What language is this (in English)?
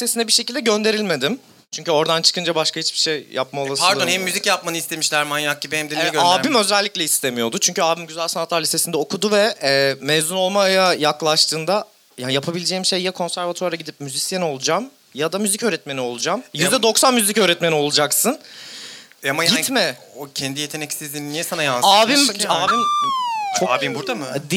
Turkish